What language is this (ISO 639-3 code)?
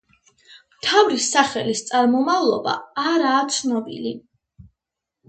kat